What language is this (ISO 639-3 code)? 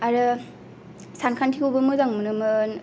brx